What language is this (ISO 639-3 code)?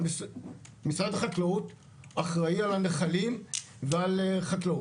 heb